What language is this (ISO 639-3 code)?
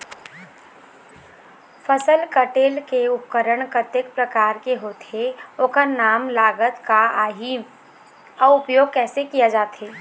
hne